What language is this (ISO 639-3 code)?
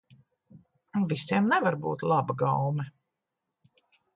lav